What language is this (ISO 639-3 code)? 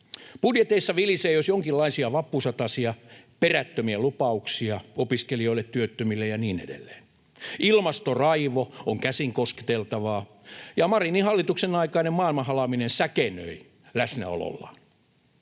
fin